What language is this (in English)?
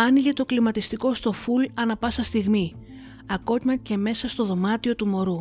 Greek